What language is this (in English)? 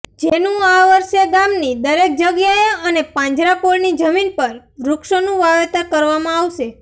Gujarati